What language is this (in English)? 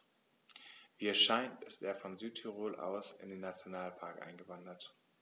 German